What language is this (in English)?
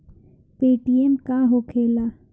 Bhojpuri